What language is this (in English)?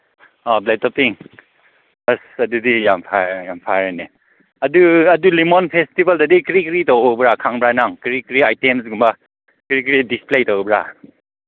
Manipuri